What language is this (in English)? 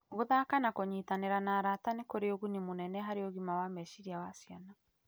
Kikuyu